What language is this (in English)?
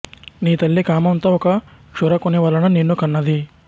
Telugu